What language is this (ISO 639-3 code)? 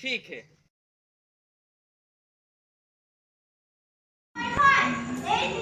hin